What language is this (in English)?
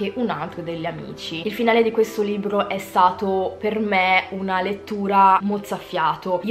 Italian